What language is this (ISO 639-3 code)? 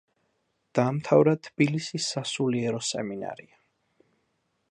kat